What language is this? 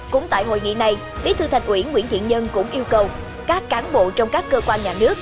Vietnamese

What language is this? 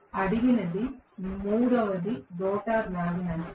Telugu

